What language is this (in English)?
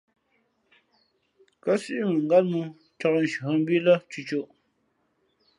Fe'fe'